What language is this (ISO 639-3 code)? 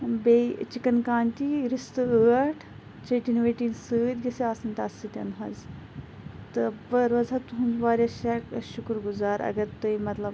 kas